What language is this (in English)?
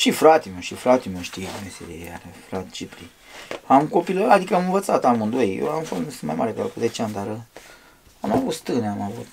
Romanian